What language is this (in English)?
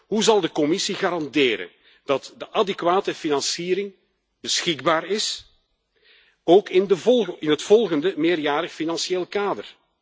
Dutch